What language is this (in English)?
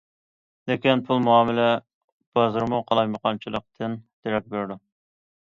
Uyghur